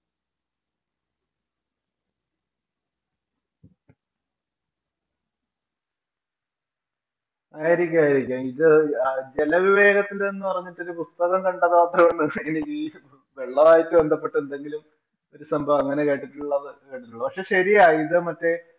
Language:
Malayalam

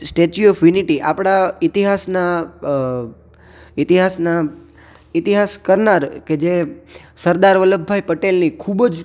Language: Gujarati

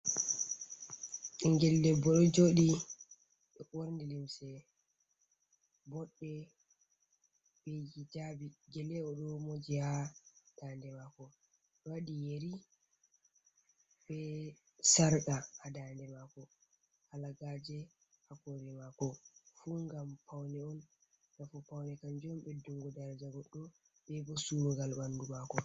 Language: Fula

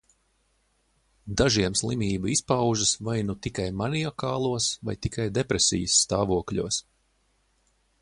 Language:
Latvian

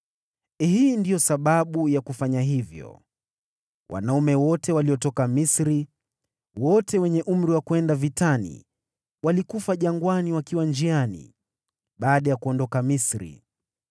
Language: Swahili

